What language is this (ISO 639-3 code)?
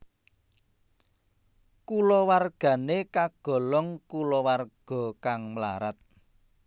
jav